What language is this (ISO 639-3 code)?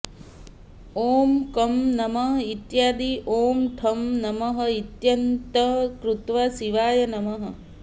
san